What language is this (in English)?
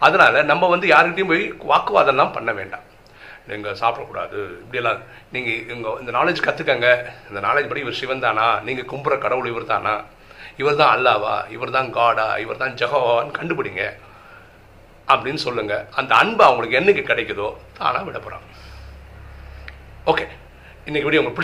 Tamil